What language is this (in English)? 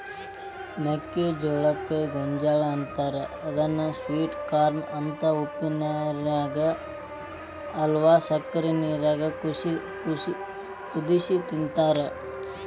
Kannada